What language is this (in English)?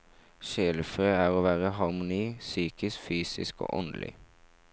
Norwegian